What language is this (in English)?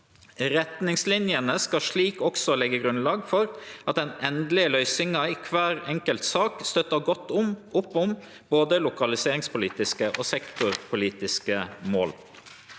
Norwegian